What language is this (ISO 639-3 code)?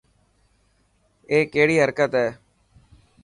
mki